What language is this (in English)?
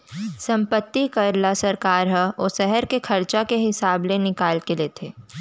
Chhattisgarhi